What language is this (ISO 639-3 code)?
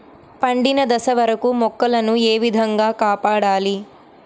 tel